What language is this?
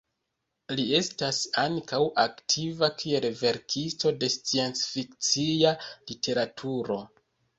Esperanto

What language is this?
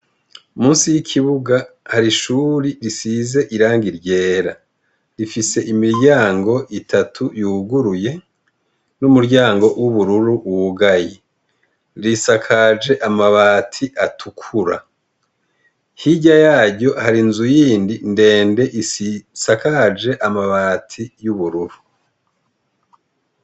Rundi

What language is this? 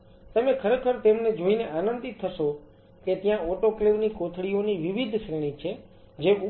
Gujarati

